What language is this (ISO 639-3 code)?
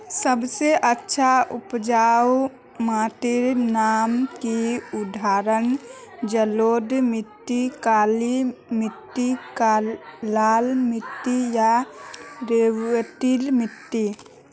mag